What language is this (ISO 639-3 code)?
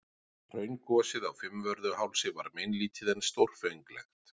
isl